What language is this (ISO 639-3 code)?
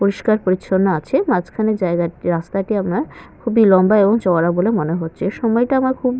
ben